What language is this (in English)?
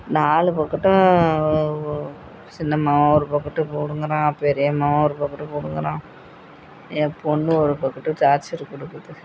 Tamil